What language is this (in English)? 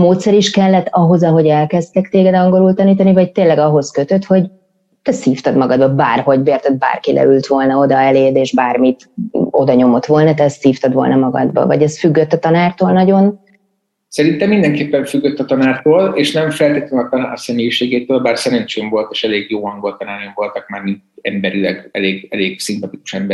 Hungarian